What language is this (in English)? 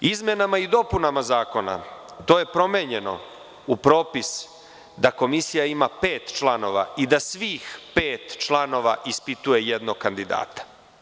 Serbian